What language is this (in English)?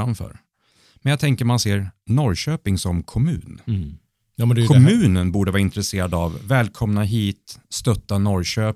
Swedish